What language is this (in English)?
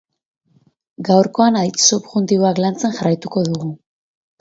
Basque